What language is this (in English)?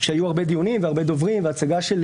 Hebrew